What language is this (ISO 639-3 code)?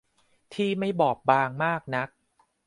tha